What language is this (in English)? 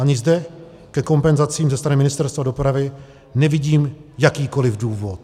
Czech